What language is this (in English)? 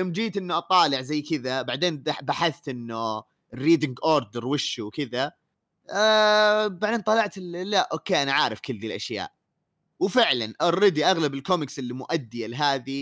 Arabic